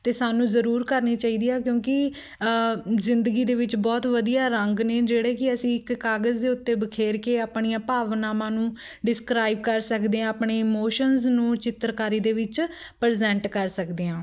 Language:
Punjabi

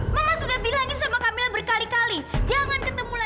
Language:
Indonesian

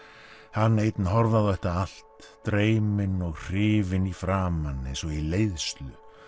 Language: Icelandic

